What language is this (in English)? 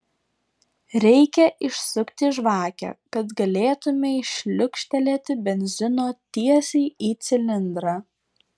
Lithuanian